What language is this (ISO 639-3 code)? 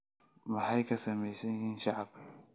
som